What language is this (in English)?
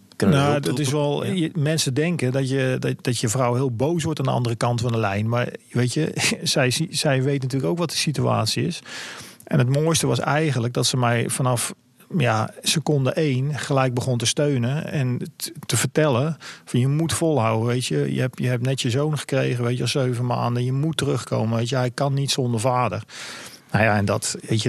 Dutch